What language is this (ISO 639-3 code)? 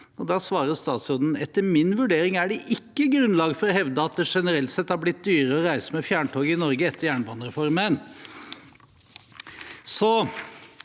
nor